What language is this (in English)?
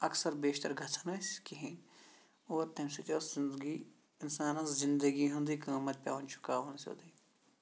Kashmiri